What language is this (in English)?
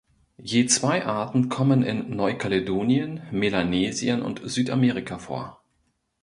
German